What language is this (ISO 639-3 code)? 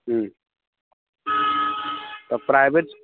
mai